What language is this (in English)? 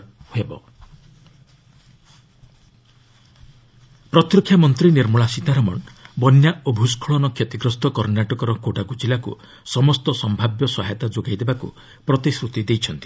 Odia